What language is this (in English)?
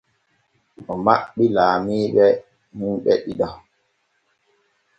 Borgu Fulfulde